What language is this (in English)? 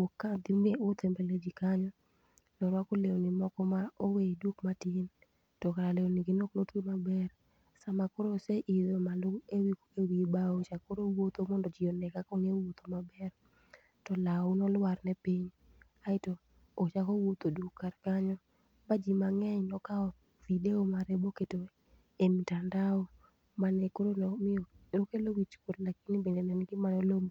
Luo (Kenya and Tanzania)